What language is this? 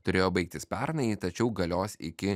Lithuanian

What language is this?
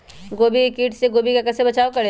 Magahi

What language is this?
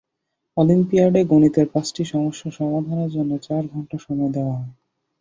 Bangla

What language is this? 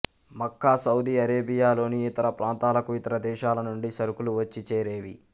Telugu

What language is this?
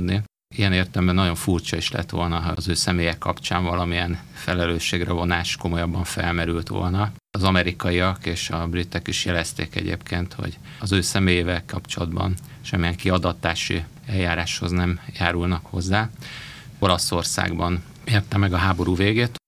Hungarian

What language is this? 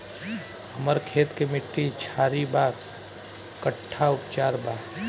Bhojpuri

